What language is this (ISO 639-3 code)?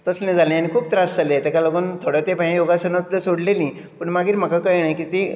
kok